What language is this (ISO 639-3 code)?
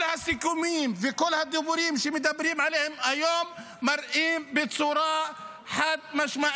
heb